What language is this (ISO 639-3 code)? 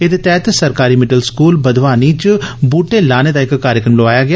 doi